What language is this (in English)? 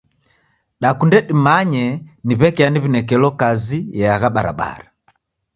Taita